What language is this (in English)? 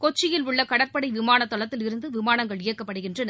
Tamil